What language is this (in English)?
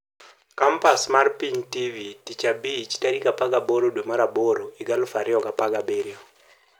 Luo (Kenya and Tanzania)